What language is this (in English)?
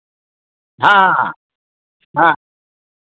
Hindi